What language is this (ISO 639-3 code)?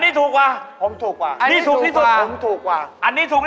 tha